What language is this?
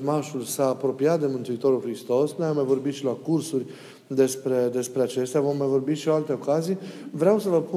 Romanian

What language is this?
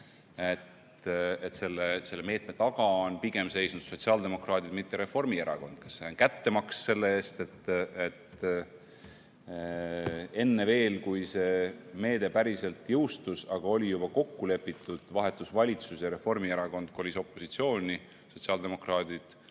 Estonian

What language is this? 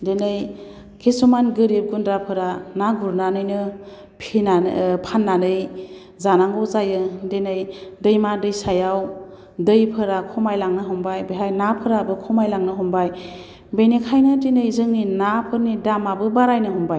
Bodo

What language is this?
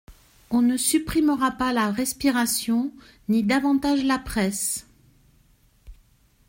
French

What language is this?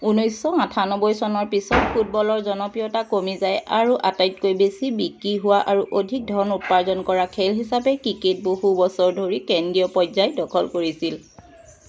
Assamese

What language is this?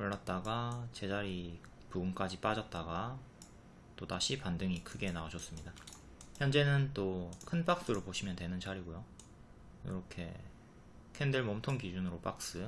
Korean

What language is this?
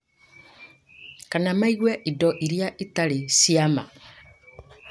Kikuyu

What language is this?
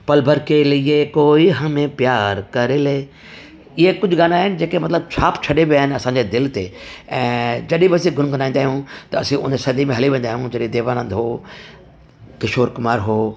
Sindhi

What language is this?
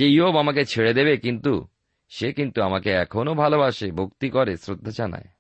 Bangla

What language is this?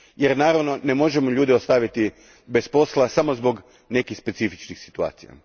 Croatian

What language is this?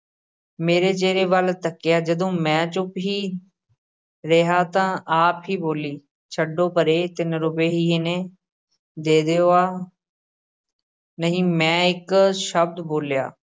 Punjabi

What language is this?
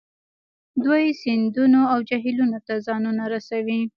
Pashto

